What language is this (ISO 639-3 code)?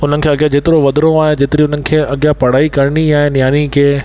snd